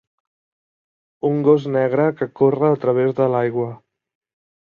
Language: Catalan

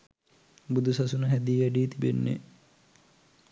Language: Sinhala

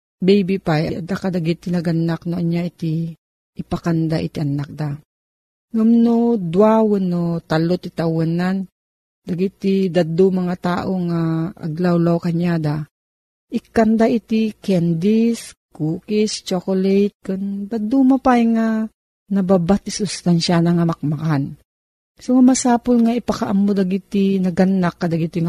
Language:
Filipino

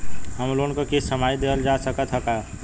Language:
Bhojpuri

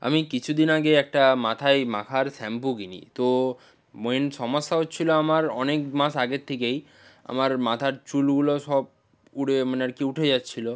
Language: Bangla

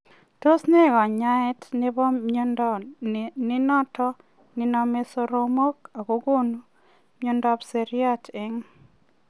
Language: Kalenjin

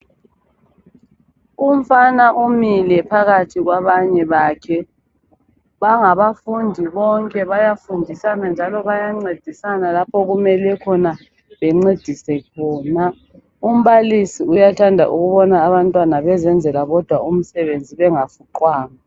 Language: North Ndebele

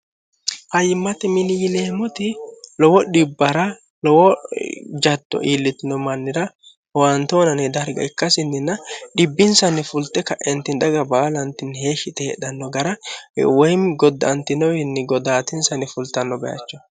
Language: Sidamo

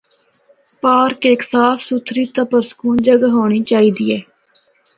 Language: Northern Hindko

